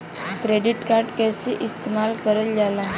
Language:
Bhojpuri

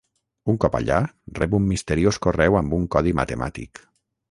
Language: Catalan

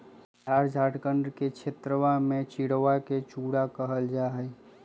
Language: Magahi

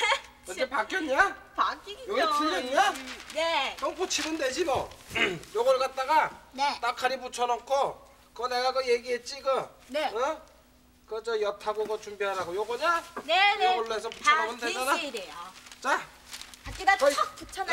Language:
Korean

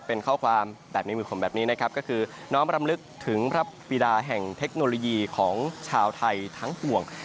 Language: Thai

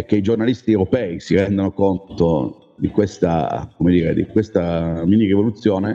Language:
Italian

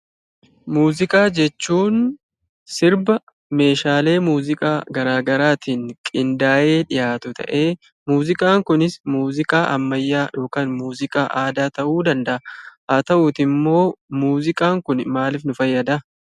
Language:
Oromo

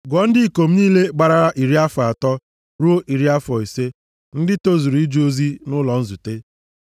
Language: Igbo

